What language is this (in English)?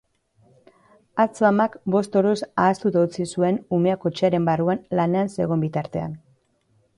Basque